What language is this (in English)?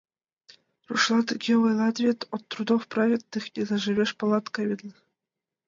Mari